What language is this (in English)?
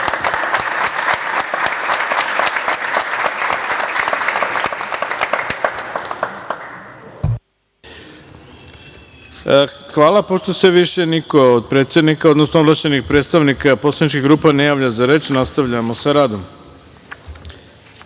Serbian